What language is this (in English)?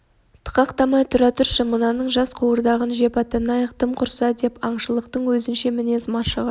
Kazakh